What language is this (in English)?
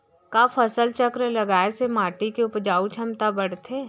Chhattisgarhi